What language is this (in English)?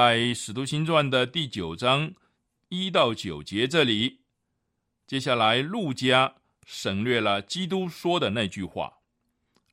Chinese